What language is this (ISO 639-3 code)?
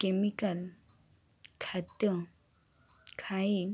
ori